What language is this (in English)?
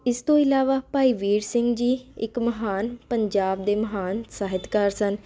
Punjabi